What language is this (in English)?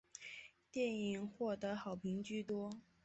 Chinese